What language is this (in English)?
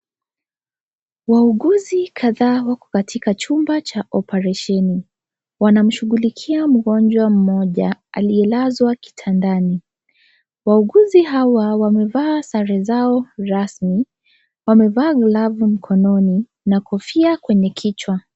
Swahili